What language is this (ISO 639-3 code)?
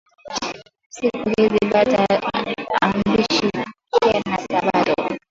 swa